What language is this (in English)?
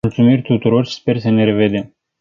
Romanian